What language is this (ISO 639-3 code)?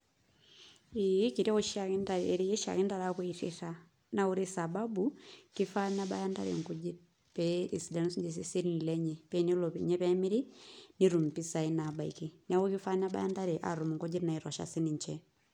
mas